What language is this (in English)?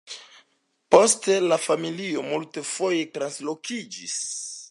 Esperanto